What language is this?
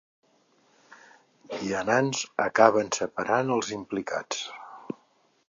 Catalan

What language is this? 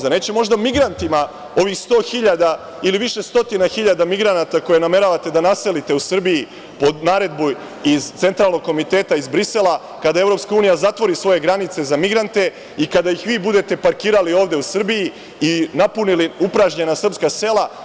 Serbian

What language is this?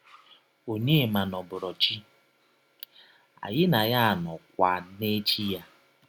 Igbo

